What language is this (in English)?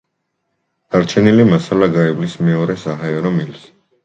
Georgian